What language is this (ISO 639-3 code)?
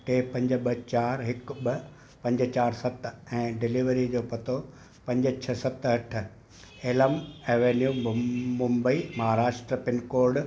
snd